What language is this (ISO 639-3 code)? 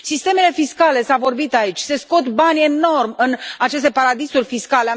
ron